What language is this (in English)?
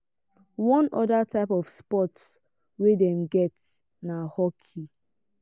Nigerian Pidgin